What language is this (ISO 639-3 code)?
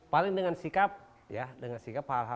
ind